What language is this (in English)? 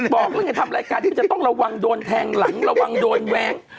Thai